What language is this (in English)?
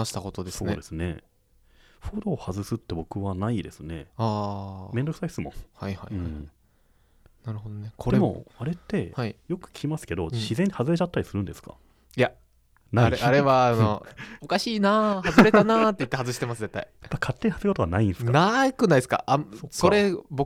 Japanese